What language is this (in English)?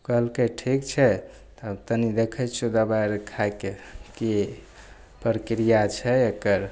Maithili